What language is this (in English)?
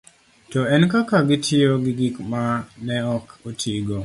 Luo (Kenya and Tanzania)